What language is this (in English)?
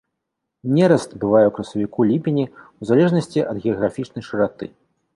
Belarusian